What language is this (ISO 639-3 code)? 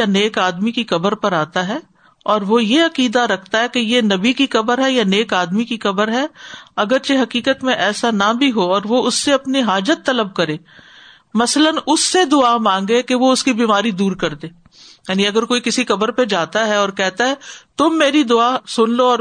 urd